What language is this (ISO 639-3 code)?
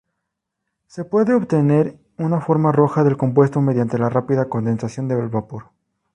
spa